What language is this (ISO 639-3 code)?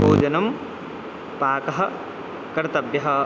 san